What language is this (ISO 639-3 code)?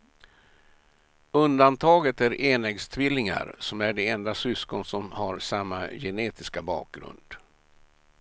swe